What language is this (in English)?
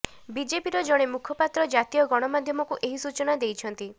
Odia